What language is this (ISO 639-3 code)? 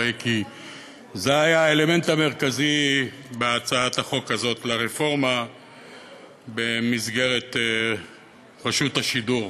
heb